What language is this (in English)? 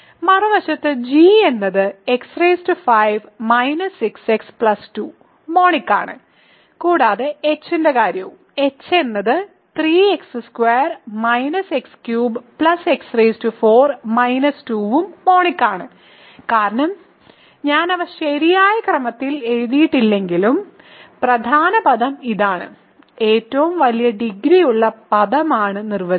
Malayalam